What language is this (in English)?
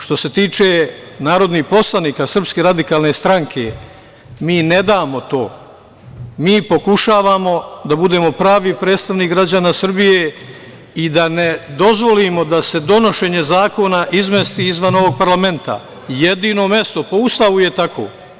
Serbian